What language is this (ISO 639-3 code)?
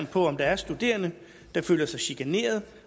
dan